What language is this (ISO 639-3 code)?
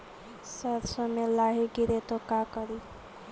mag